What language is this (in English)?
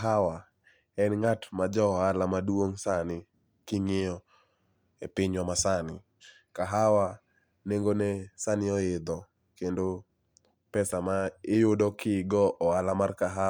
Luo (Kenya and Tanzania)